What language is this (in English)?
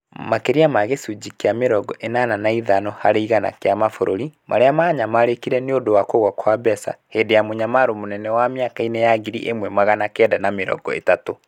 Kikuyu